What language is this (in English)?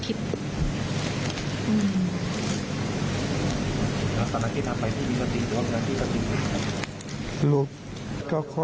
Thai